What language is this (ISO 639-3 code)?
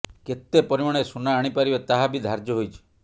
ori